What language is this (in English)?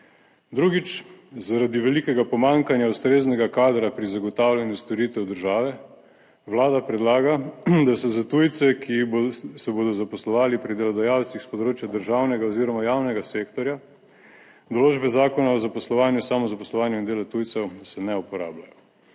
Slovenian